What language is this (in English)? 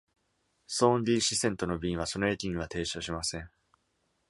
Japanese